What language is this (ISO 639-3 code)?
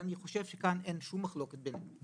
heb